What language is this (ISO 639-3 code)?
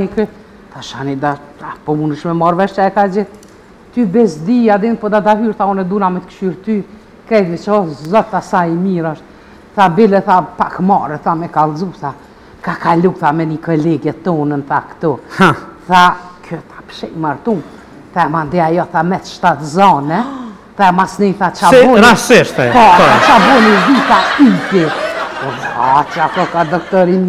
ron